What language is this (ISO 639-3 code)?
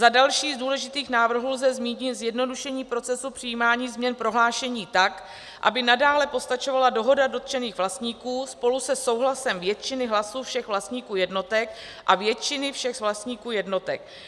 ces